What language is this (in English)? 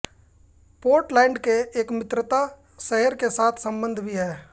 Hindi